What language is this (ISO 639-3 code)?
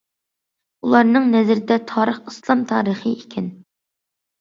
uig